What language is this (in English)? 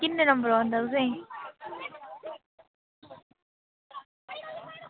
Dogri